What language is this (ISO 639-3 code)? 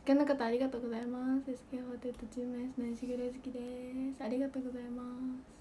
jpn